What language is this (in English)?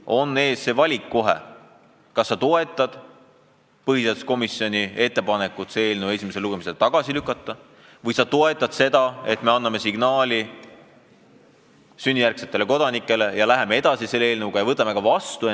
Estonian